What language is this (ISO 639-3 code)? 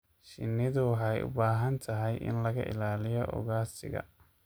som